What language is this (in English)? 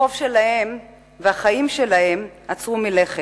Hebrew